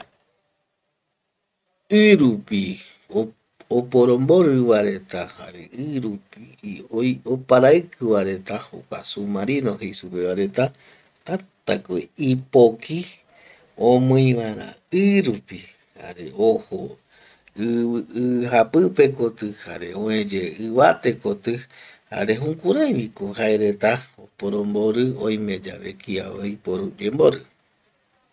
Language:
Eastern Bolivian Guaraní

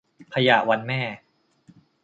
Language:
Thai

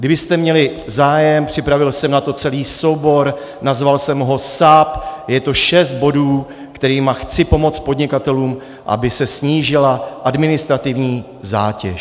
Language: Czech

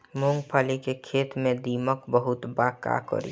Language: Bhojpuri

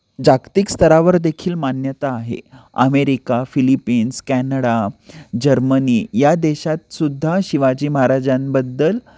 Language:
Marathi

